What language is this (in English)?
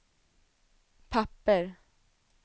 Swedish